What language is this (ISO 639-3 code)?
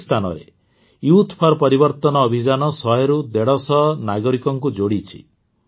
ori